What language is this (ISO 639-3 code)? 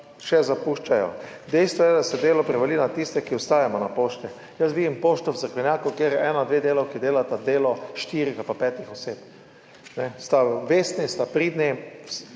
slv